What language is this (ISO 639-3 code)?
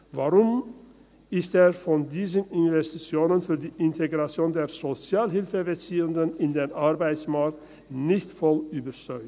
gsw